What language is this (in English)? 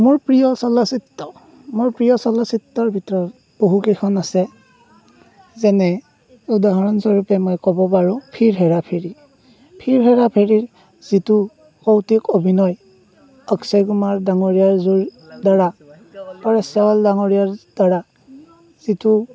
Assamese